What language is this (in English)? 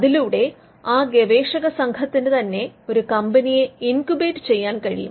Malayalam